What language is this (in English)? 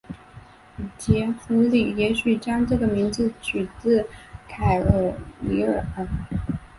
Chinese